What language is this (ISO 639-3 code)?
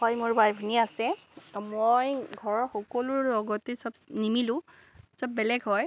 asm